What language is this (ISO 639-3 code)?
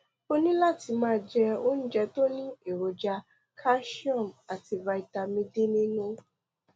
yor